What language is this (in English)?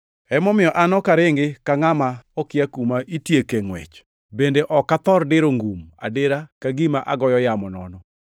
Luo (Kenya and Tanzania)